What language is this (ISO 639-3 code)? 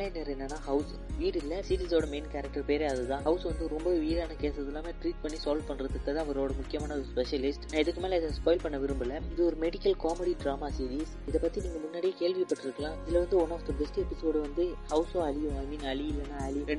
mal